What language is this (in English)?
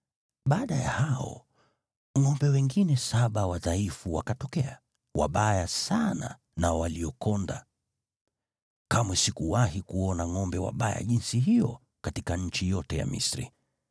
Swahili